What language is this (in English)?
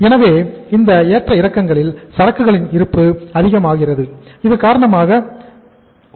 Tamil